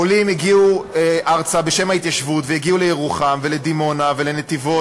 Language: Hebrew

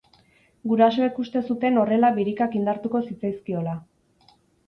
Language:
Basque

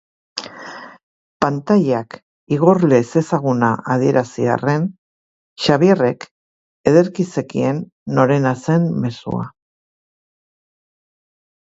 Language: Basque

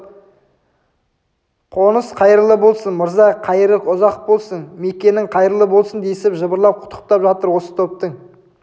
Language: Kazakh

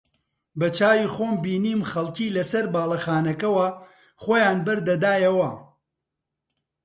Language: Central Kurdish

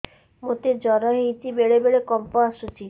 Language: Odia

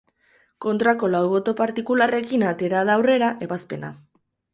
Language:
Basque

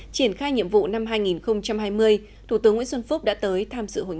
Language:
Vietnamese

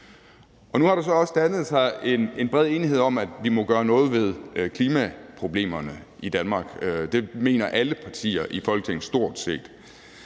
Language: Danish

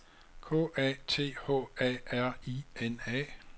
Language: Danish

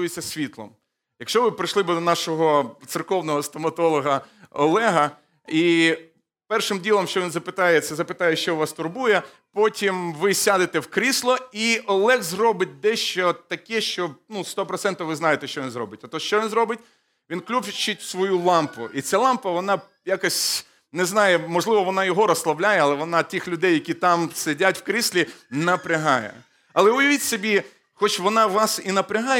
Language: Ukrainian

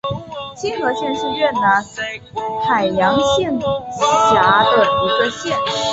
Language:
Chinese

